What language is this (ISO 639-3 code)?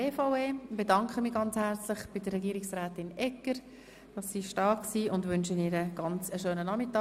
gsw